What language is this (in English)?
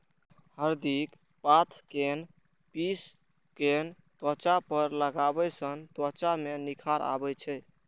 Maithili